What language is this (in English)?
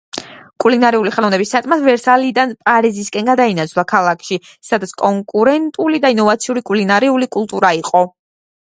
Georgian